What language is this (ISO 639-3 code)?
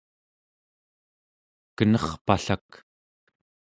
esu